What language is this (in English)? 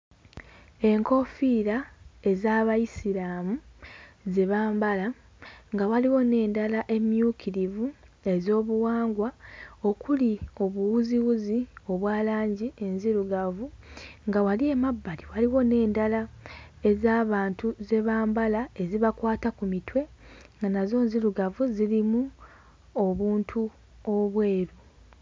Ganda